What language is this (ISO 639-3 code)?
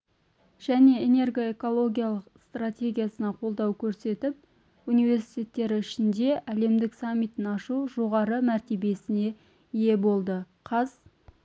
kaz